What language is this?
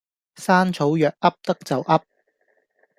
Cantonese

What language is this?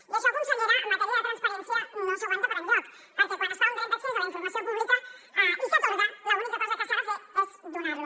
Catalan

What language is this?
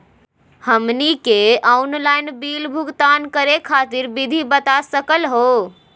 Magahi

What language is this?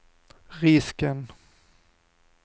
Swedish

